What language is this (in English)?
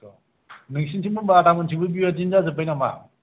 Bodo